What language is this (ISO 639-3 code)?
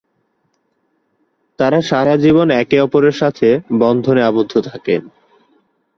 ben